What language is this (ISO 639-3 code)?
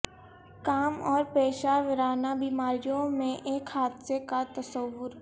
urd